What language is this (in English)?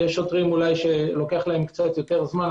Hebrew